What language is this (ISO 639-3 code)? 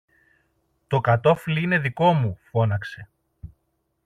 ell